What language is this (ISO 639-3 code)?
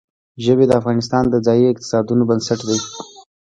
pus